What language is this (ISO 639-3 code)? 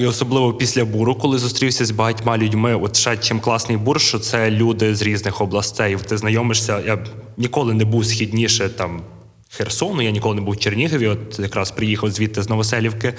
ukr